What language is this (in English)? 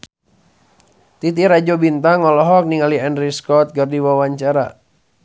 Sundanese